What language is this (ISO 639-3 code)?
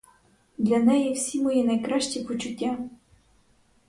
ukr